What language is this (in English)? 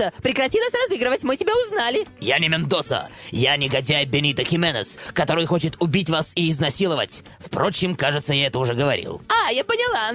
Russian